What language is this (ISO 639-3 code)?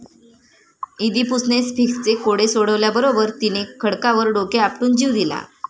mar